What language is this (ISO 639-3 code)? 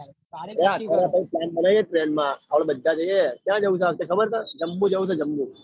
guj